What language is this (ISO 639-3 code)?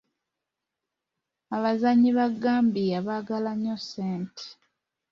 lug